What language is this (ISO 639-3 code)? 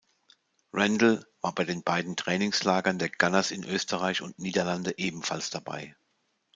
deu